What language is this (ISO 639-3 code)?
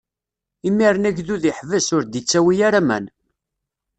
kab